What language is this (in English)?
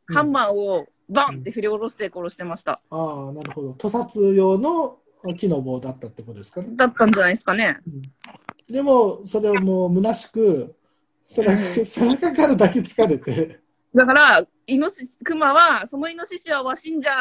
Japanese